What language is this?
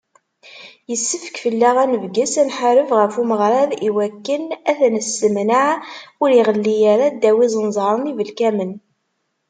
Kabyle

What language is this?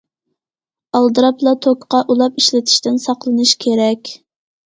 Uyghur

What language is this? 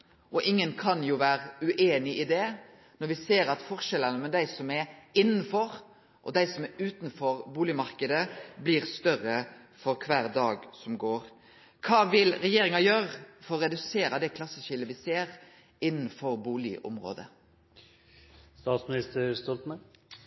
Norwegian Nynorsk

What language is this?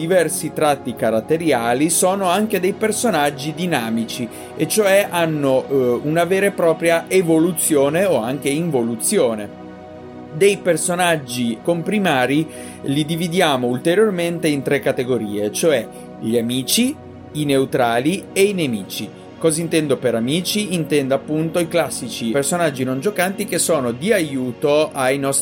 Italian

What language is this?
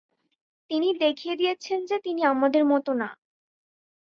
Bangla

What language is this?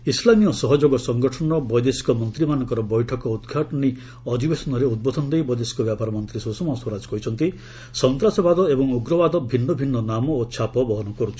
Odia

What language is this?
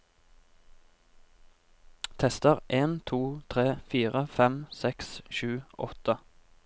Norwegian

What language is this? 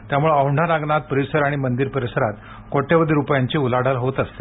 Marathi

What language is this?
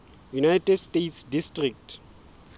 Southern Sotho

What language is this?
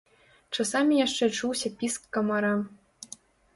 Belarusian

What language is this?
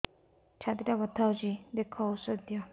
Odia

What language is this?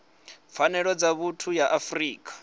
Venda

